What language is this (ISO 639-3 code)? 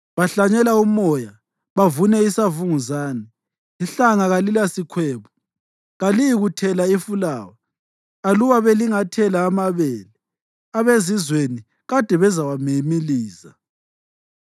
nde